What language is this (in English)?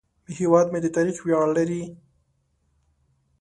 Pashto